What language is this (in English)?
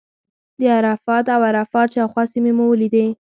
Pashto